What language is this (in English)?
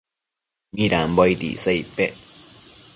Matsés